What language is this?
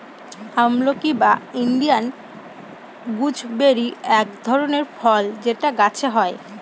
Bangla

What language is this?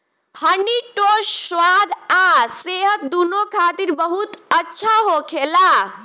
Bhojpuri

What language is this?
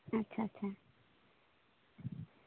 Santali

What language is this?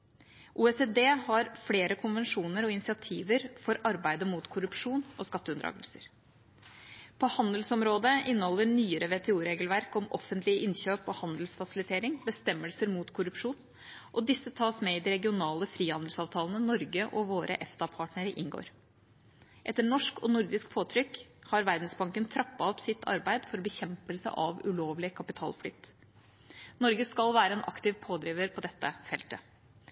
Norwegian Bokmål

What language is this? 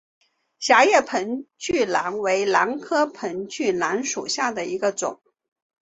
Chinese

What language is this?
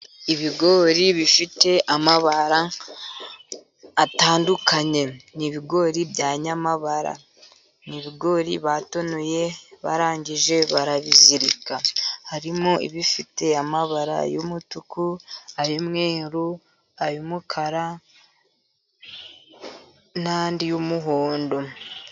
Kinyarwanda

